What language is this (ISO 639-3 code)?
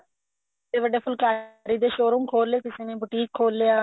pan